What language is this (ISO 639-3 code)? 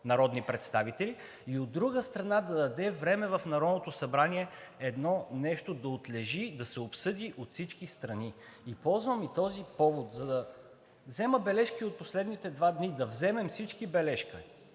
bul